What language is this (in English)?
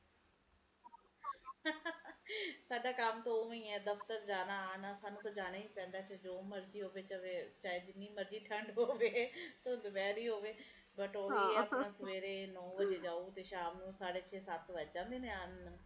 Punjabi